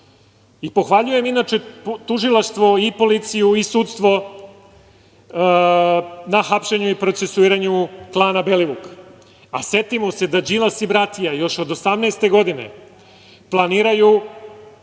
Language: Serbian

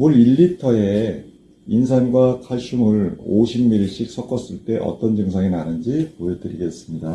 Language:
Korean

